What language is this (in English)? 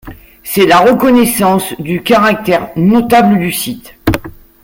French